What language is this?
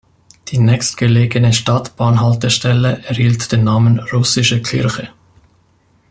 German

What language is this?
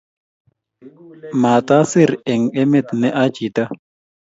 Kalenjin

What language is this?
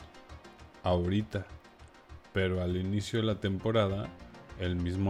Spanish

